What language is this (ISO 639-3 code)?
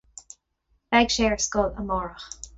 gle